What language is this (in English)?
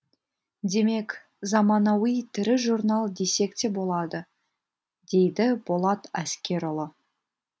Kazakh